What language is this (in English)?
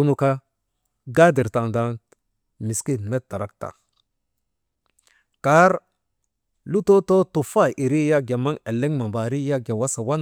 Maba